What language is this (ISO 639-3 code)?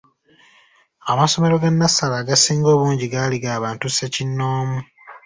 lug